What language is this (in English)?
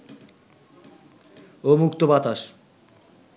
Bangla